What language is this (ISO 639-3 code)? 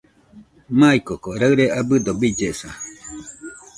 hux